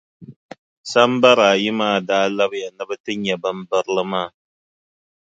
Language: Dagbani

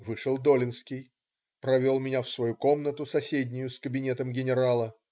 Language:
Russian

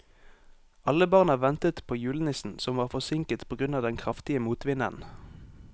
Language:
Norwegian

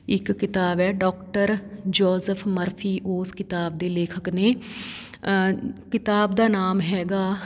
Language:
Punjabi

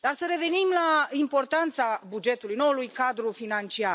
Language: Romanian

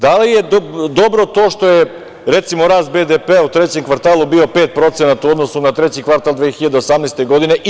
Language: Serbian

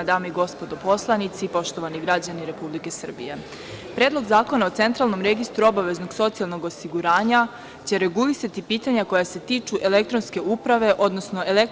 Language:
Serbian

